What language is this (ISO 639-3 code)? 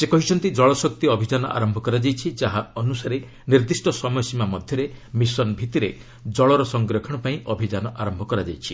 ori